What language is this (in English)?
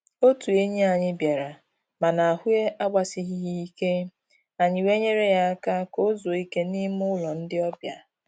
Igbo